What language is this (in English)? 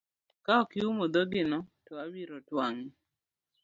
Luo (Kenya and Tanzania)